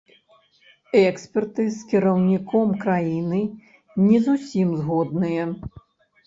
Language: Belarusian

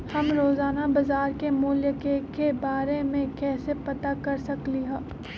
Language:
Magahi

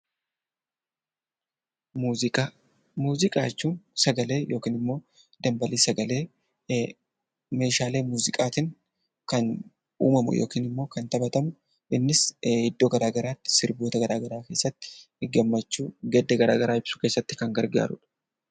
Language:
Oromo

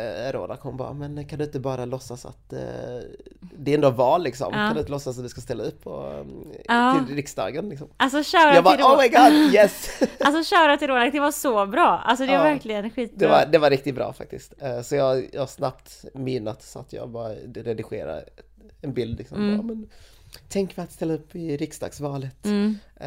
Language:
Swedish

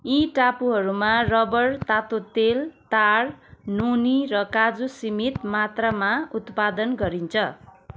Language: Nepali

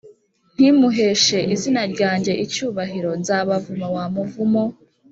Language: Kinyarwanda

